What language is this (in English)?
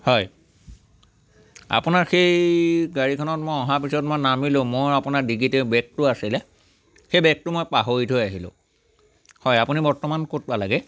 Assamese